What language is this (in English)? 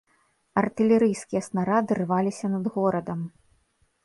Belarusian